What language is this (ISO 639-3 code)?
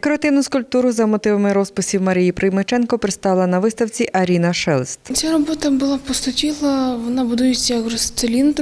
ukr